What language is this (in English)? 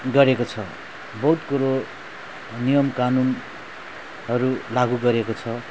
Nepali